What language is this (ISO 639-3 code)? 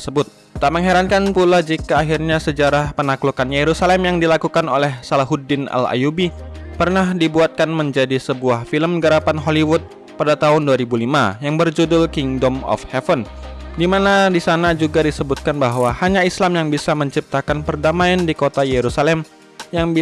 ind